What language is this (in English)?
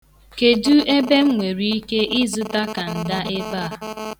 Igbo